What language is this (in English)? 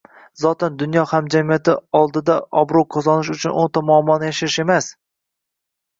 Uzbek